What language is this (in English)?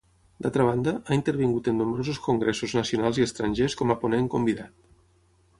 Catalan